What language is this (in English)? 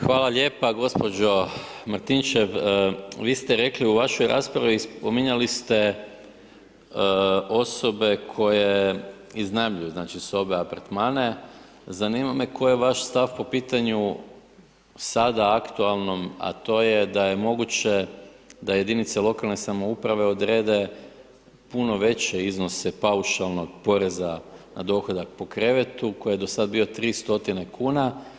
Croatian